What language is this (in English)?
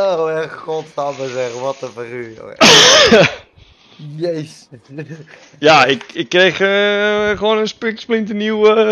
Dutch